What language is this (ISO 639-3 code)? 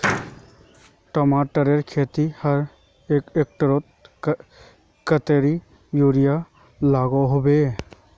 mag